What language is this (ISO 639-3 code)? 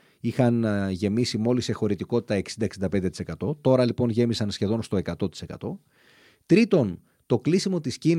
ell